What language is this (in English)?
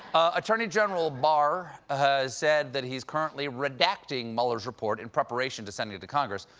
English